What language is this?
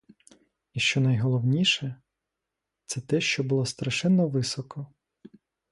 Ukrainian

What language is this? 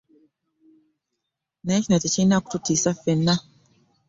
Ganda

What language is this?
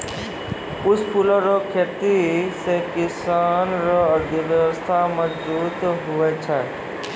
Maithili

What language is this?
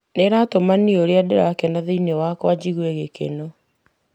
Kikuyu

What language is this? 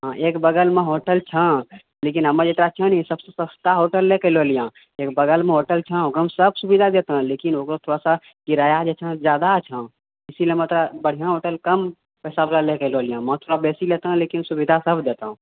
Maithili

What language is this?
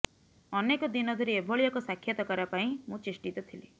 Odia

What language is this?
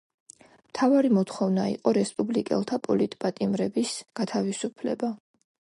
Georgian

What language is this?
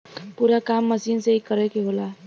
Bhojpuri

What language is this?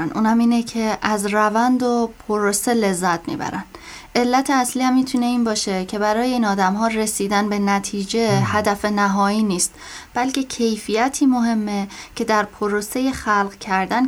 Persian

